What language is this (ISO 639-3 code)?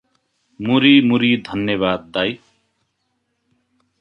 nep